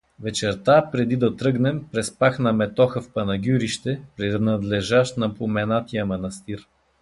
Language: Bulgarian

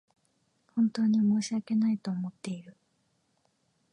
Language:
Japanese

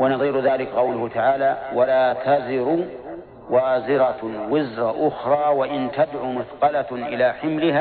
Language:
Arabic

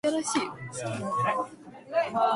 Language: Japanese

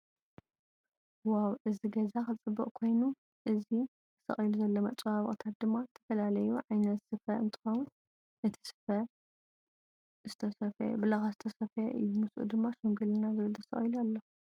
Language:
Tigrinya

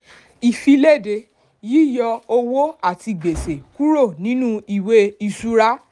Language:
Yoruba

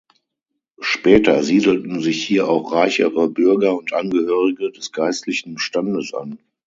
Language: German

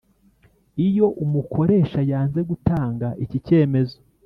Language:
Kinyarwanda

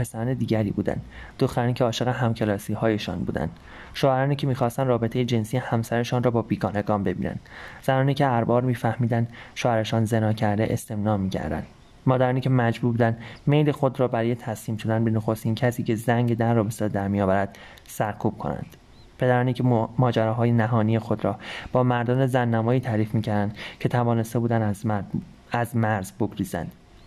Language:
Persian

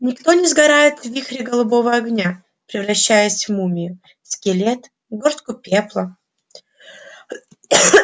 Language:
Russian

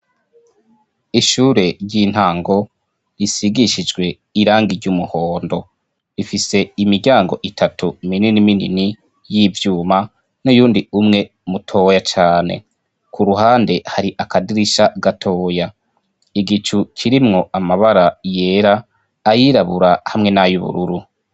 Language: Rundi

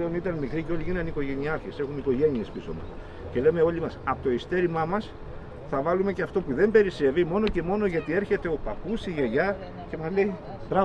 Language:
Greek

